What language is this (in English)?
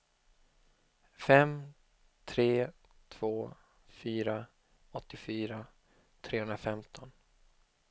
Swedish